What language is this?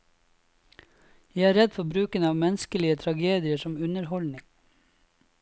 Norwegian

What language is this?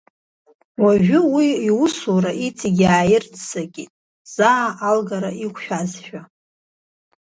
Abkhazian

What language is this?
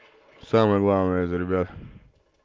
Russian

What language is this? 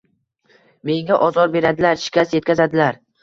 Uzbek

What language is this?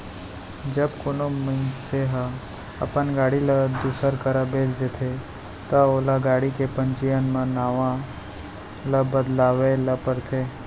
Chhattisgarhi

